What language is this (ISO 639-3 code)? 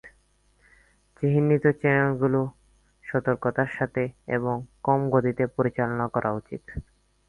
ben